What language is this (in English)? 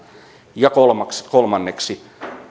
Finnish